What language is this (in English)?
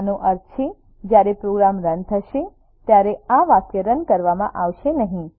Gujarati